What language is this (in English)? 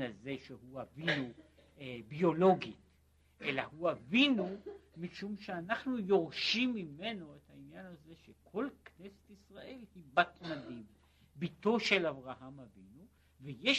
Hebrew